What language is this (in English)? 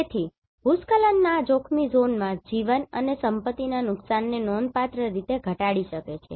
Gujarati